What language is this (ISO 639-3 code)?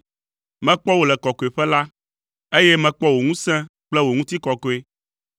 ewe